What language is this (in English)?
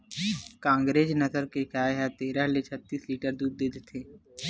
Chhattisgarhi